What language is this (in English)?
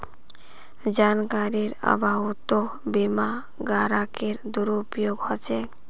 Magahi